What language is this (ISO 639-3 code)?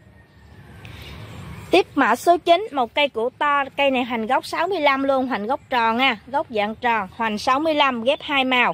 vie